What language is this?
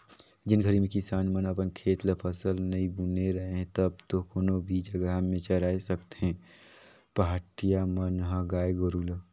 Chhattisgarhi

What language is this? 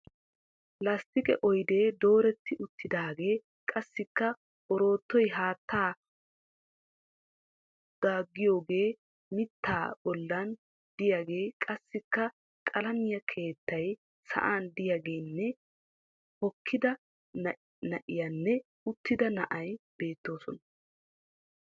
Wolaytta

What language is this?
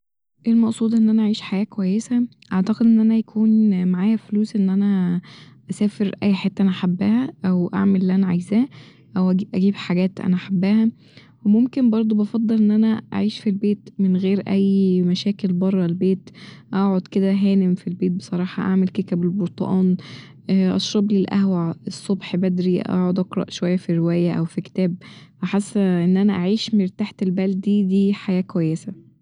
Egyptian Arabic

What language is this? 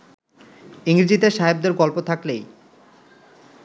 Bangla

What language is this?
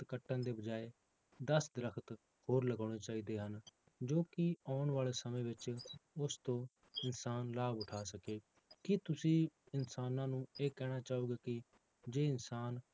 Punjabi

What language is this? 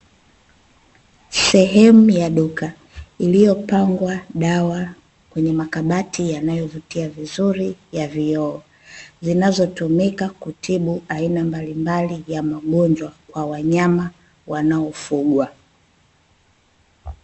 Swahili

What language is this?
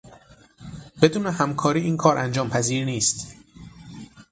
Persian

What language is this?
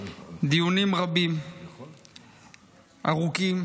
Hebrew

